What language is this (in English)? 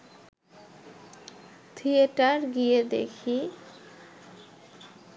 Bangla